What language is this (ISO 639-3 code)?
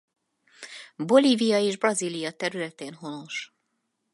hun